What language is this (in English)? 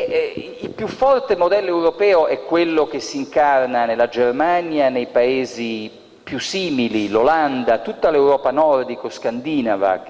Italian